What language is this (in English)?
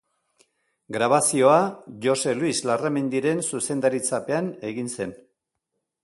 Basque